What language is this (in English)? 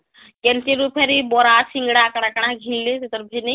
Odia